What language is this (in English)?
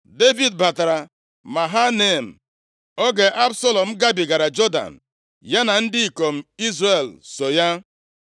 Igbo